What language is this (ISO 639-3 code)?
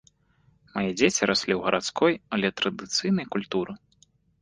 bel